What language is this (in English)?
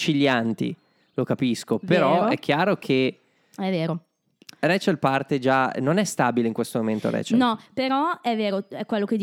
Italian